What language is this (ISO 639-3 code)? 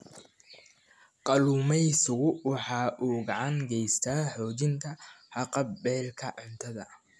som